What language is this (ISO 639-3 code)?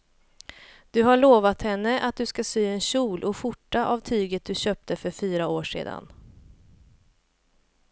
swe